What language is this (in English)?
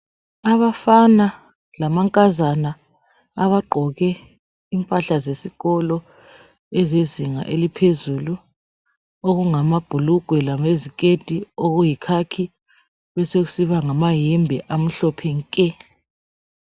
North Ndebele